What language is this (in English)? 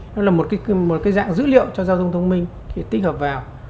Vietnamese